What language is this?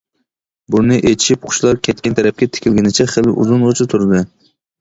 Uyghur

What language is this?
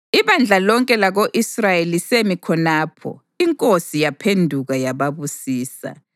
North Ndebele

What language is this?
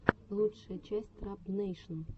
Russian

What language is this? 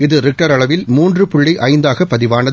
Tamil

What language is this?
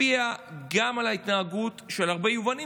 Hebrew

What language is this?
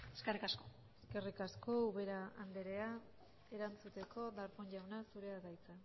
Basque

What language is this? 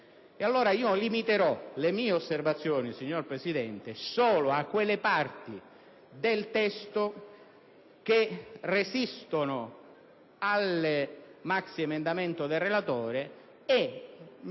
Italian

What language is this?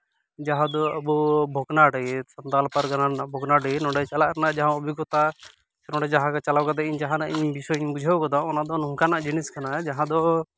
Santali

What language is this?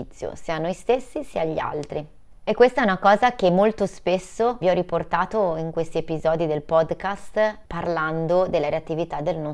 Italian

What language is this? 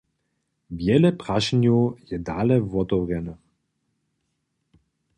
Upper Sorbian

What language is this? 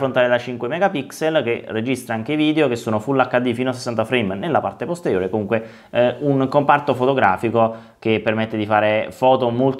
Italian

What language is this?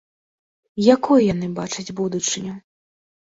Belarusian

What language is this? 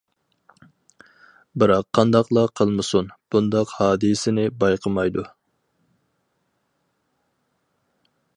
Uyghur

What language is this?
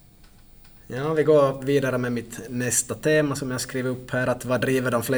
Swedish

